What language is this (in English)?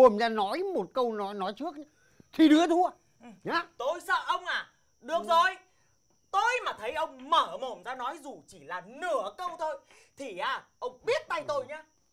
Vietnamese